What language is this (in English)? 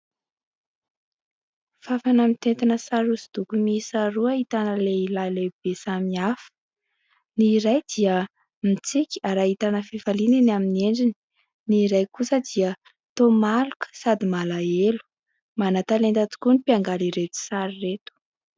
Malagasy